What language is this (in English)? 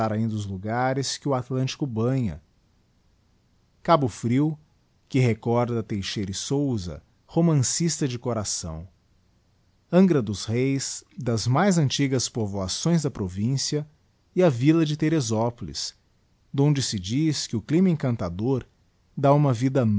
Portuguese